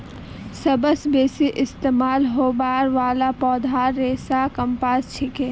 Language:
Magahi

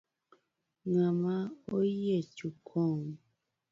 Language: Luo (Kenya and Tanzania)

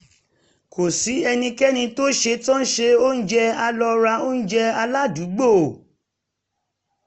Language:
Yoruba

